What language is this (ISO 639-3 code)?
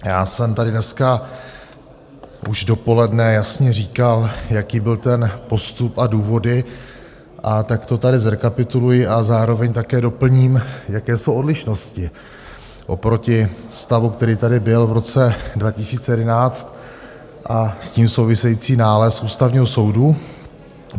ces